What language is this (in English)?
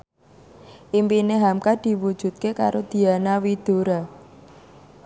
Javanese